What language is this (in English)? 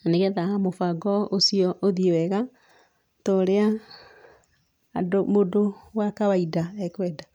Kikuyu